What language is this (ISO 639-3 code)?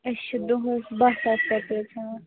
kas